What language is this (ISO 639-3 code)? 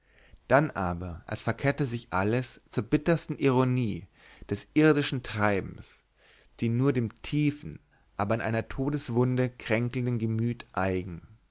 deu